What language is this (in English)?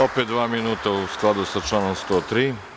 Serbian